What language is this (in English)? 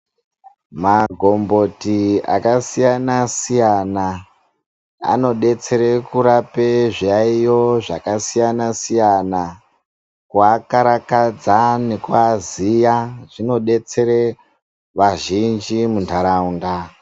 Ndau